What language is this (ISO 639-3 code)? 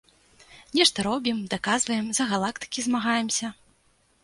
bel